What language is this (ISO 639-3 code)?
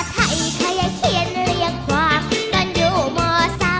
tha